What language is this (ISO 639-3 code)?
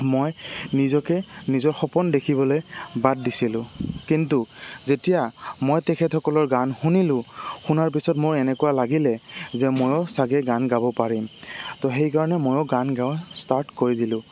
asm